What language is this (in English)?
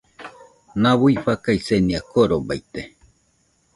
Nüpode Huitoto